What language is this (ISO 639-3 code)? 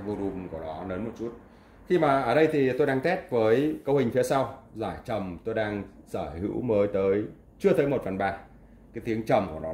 vie